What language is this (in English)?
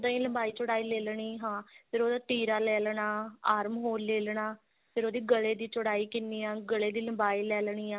Punjabi